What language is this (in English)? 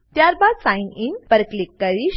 Gujarati